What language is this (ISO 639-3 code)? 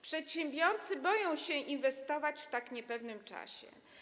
pol